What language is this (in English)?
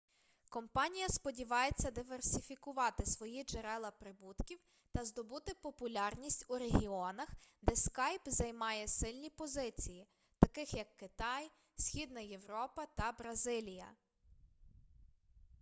Ukrainian